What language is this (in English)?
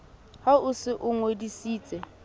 Southern Sotho